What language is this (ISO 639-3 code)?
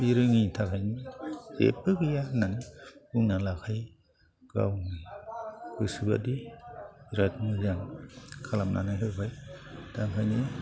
brx